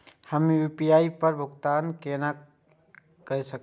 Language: Maithili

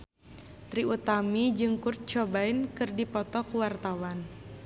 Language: Sundanese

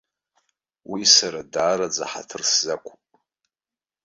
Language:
Abkhazian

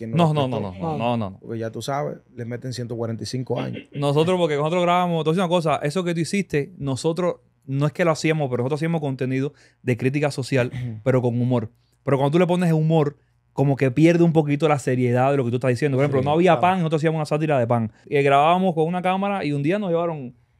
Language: Spanish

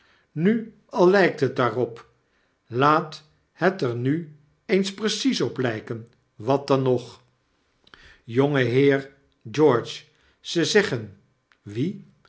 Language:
Dutch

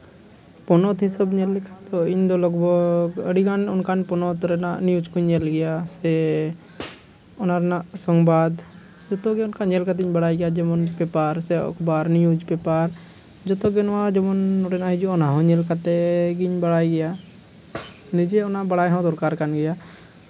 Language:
Santali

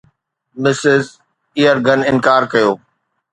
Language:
Sindhi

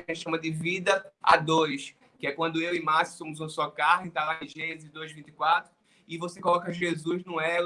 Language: Portuguese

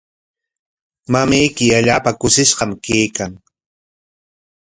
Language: Corongo Ancash Quechua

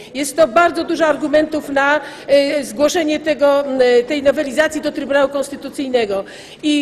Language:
Polish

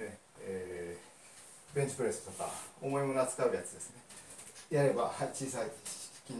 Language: Japanese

